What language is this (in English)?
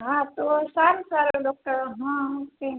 Gujarati